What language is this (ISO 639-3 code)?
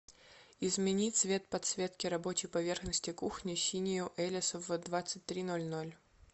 rus